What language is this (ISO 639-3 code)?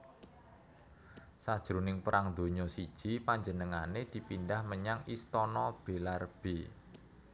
jav